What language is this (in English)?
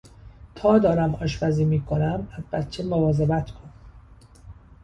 Persian